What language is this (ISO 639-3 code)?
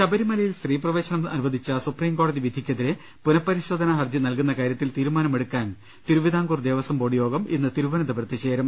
mal